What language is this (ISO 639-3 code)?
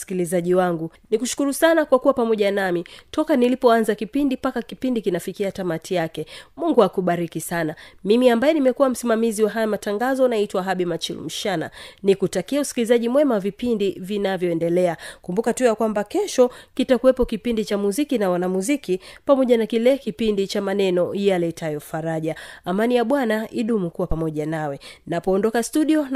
swa